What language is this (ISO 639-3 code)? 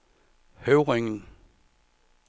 dan